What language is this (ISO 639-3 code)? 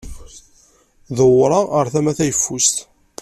kab